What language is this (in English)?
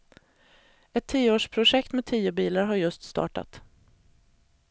Swedish